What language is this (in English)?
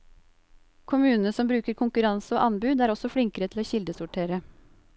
Norwegian